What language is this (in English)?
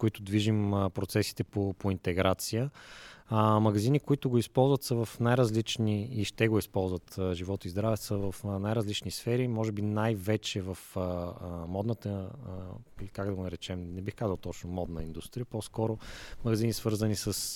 Bulgarian